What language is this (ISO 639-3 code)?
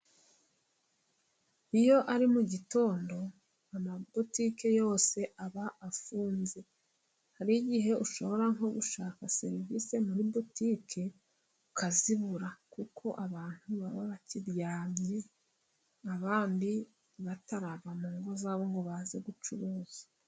kin